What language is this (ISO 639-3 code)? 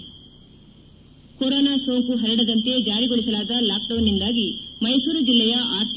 kan